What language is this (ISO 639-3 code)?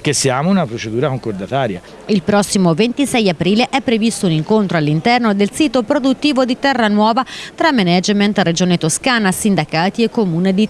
ita